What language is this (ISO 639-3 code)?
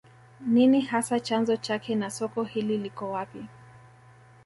swa